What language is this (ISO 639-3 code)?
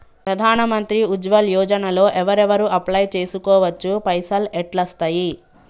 tel